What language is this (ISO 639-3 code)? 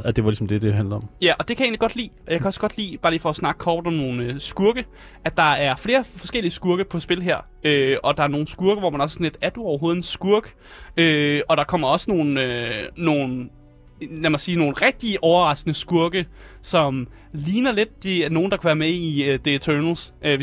dan